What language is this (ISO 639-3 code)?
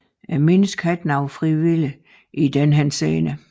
dan